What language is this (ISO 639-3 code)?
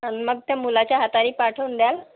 mar